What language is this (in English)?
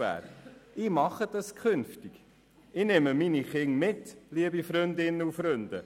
Swiss German